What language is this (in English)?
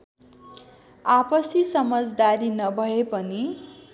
Nepali